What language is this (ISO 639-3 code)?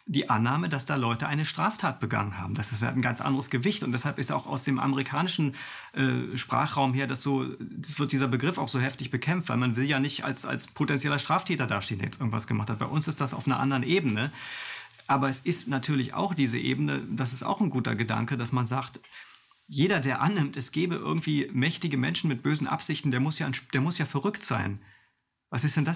deu